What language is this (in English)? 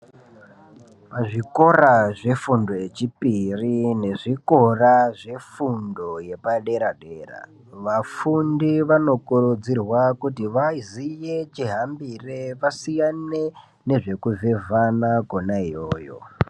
Ndau